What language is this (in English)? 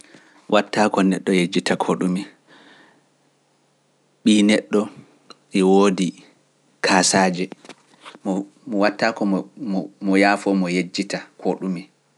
Pular